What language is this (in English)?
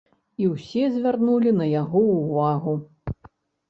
Belarusian